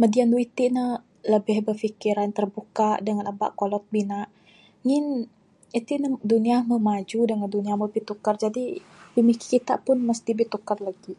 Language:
Bukar-Sadung Bidayuh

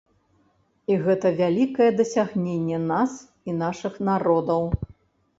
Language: Belarusian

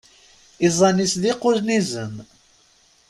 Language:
Kabyle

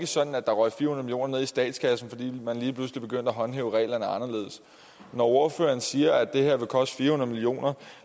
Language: Danish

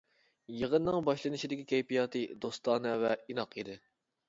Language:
Uyghur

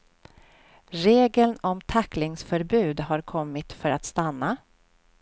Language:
Swedish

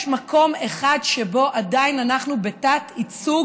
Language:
Hebrew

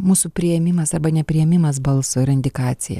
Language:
Lithuanian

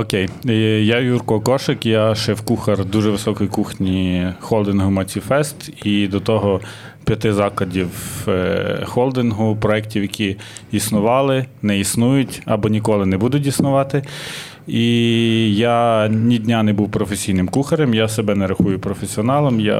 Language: Ukrainian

